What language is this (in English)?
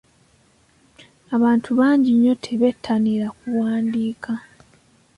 Ganda